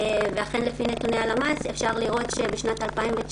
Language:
Hebrew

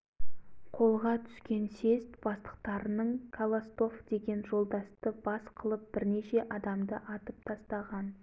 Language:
Kazakh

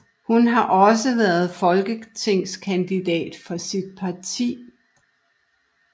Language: Danish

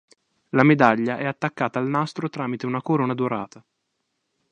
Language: Italian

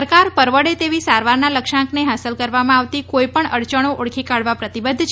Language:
Gujarati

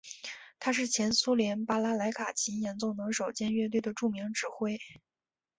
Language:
Chinese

